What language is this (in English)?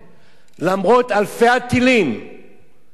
Hebrew